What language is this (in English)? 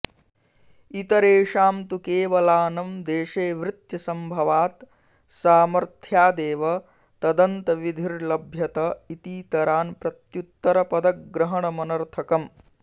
Sanskrit